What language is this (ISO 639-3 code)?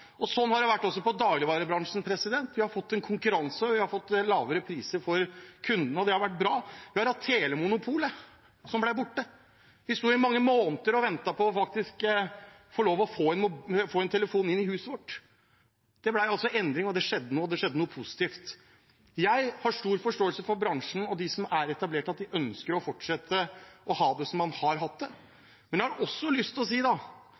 nob